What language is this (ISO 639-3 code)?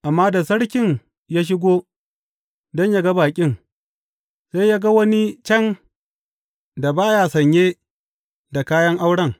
hau